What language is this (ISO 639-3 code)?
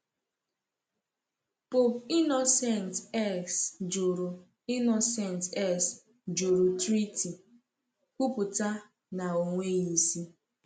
ibo